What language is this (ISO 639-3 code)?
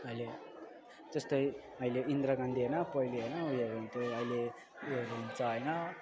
nep